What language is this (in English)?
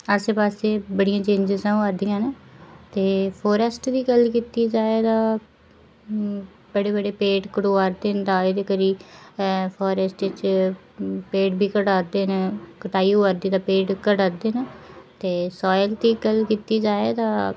Dogri